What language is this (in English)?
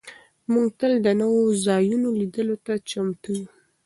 Pashto